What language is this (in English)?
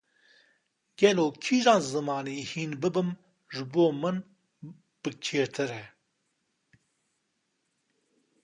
Kurdish